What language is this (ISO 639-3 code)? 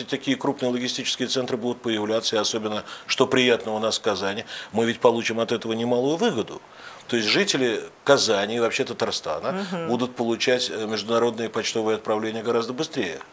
rus